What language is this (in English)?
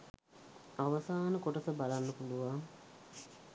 Sinhala